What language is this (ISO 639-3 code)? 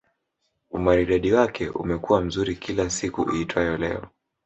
swa